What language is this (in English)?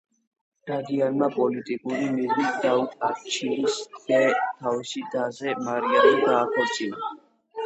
Georgian